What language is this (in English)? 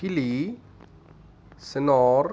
Marathi